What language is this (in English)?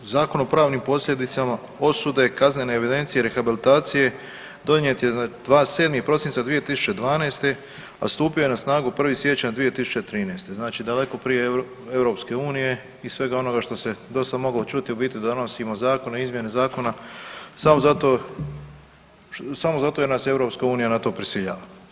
Croatian